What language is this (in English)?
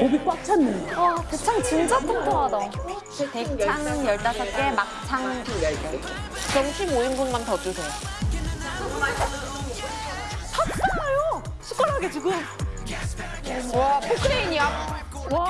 Korean